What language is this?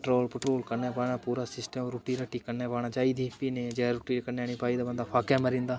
Dogri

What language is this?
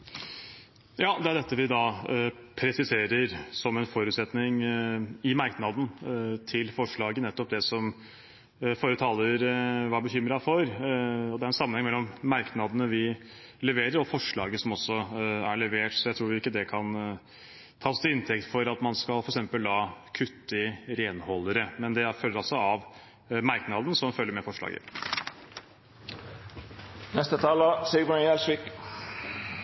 Norwegian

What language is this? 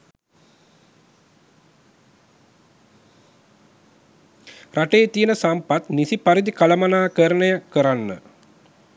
Sinhala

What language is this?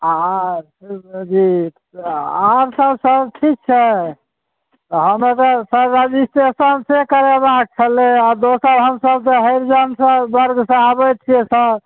Maithili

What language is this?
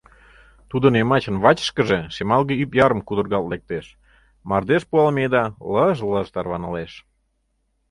Mari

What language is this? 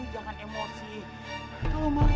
Indonesian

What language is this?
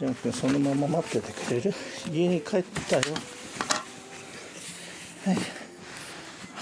Japanese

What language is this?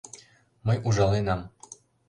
Mari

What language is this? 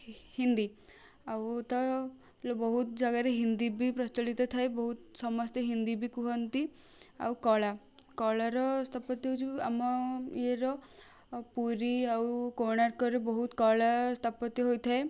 Odia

